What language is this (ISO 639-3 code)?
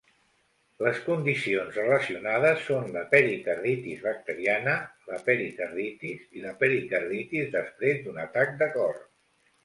cat